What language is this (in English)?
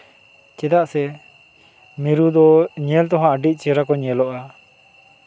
Santali